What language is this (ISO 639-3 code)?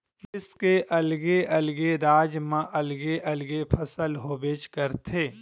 hne